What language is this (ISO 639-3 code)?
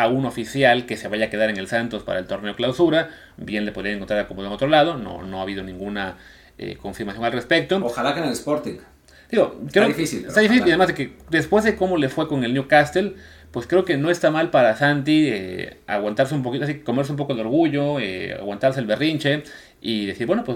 spa